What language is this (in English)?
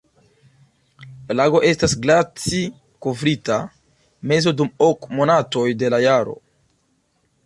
Esperanto